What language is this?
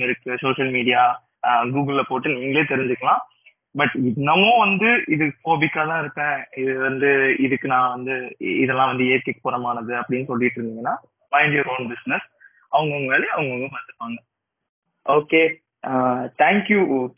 Tamil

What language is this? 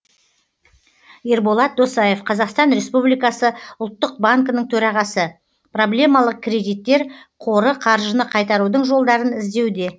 Kazakh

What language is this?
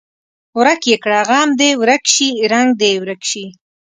Pashto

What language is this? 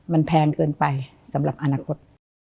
Thai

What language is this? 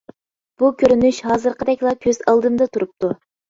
Uyghur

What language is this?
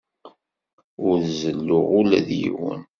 Kabyle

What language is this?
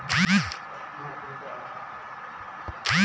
Bhojpuri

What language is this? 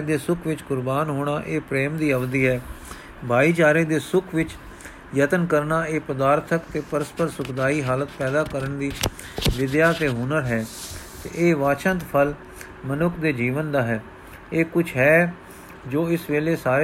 Punjabi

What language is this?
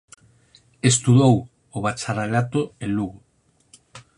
Galician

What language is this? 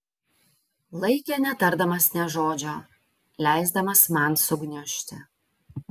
Lithuanian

